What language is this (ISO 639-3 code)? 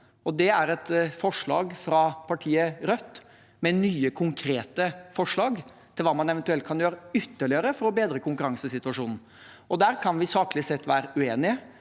nor